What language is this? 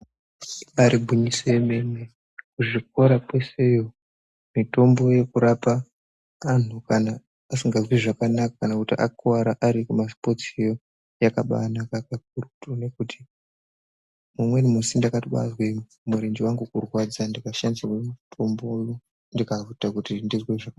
Ndau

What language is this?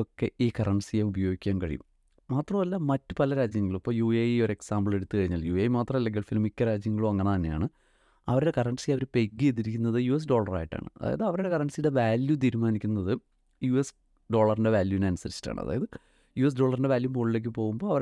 Malayalam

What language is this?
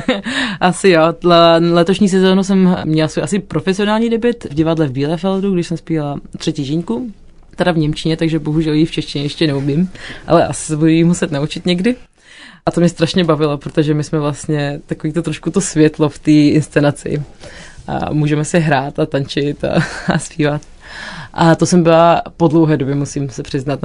Czech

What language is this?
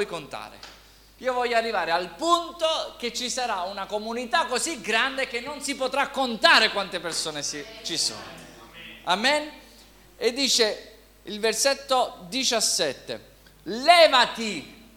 Italian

